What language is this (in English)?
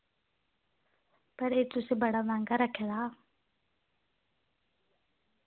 Dogri